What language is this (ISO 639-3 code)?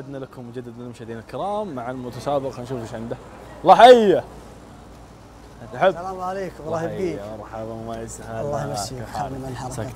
ara